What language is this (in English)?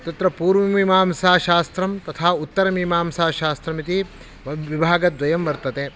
Sanskrit